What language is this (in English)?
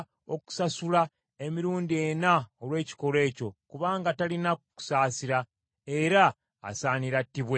Ganda